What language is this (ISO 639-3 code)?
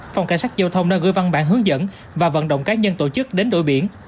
vie